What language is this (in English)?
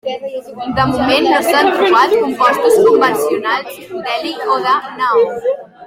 Catalan